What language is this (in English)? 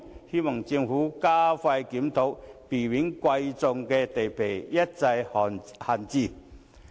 Cantonese